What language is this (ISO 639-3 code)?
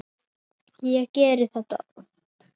isl